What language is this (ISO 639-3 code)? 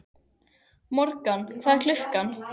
isl